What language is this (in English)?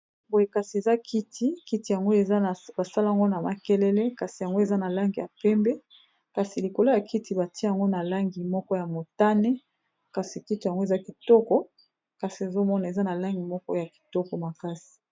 Lingala